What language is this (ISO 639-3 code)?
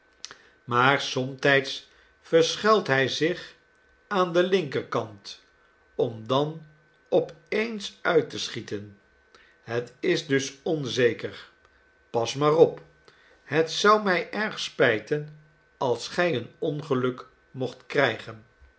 nld